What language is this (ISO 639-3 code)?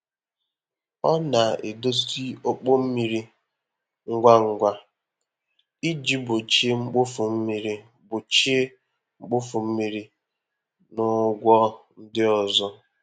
ibo